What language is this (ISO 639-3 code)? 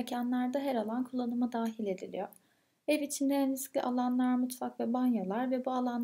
tur